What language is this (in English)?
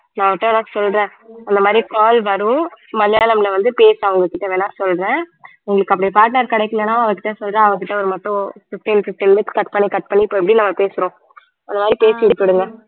Tamil